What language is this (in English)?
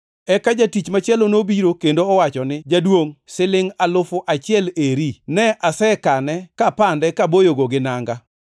Luo (Kenya and Tanzania)